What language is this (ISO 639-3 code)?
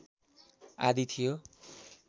nep